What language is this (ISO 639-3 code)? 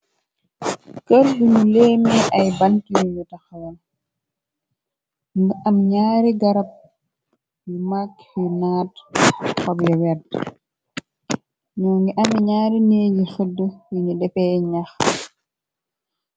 wol